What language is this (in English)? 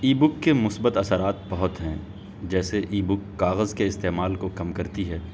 Urdu